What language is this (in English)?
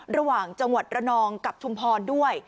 Thai